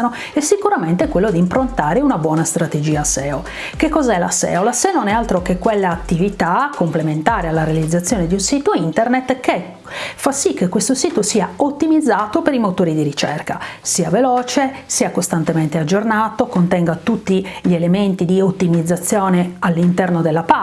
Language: Italian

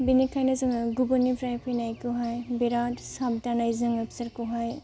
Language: Bodo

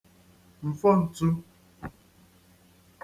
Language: Igbo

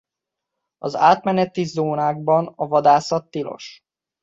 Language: Hungarian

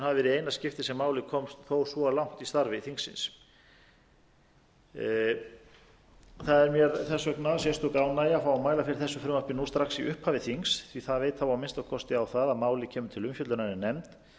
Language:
Icelandic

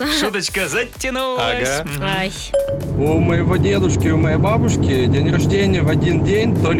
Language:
Russian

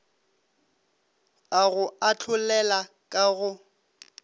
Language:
Northern Sotho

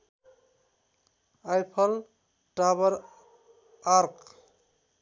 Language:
Nepali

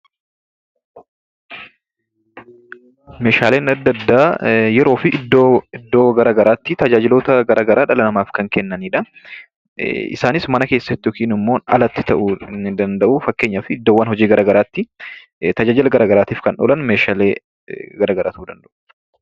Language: Oromo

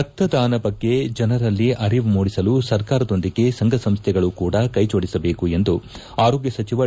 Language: Kannada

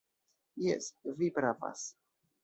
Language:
Esperanto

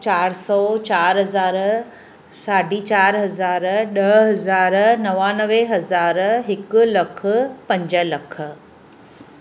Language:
Sindhi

